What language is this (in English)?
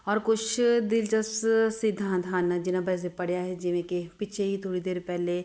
Punjabi